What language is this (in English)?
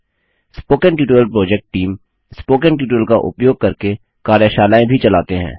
Hindi